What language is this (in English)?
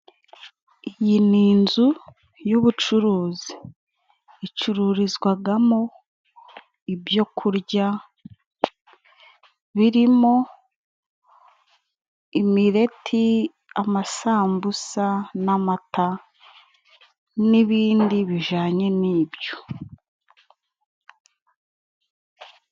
Kinyarwanda